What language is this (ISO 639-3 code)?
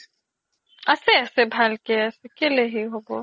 asm